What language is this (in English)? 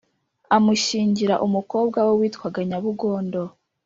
Kinyarwanda